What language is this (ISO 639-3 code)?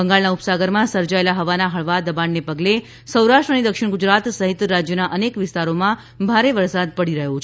guj